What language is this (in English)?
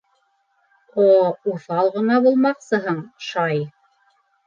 Bashkir